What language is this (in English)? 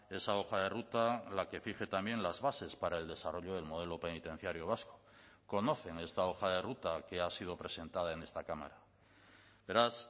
Spanish